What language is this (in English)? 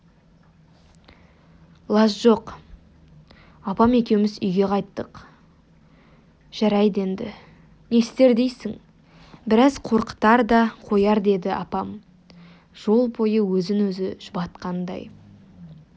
Kazakh